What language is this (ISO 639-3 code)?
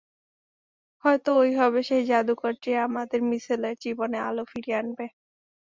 ben